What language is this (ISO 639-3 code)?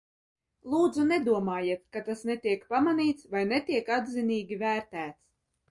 lav